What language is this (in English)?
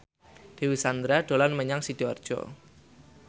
Javanese